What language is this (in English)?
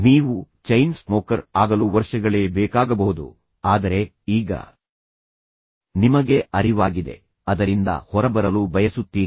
Kannada